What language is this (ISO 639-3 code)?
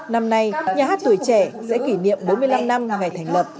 vie